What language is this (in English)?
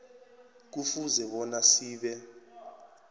South Ndebele